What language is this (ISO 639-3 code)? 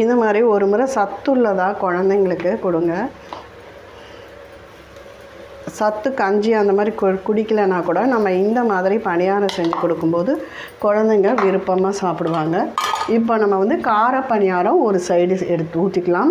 ron